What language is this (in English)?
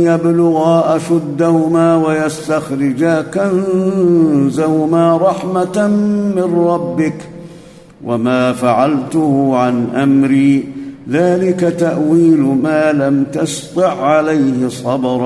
Arabic